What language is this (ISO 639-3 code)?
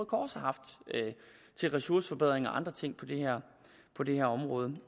dan